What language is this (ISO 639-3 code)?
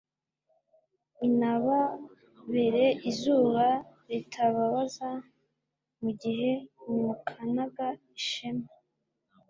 kin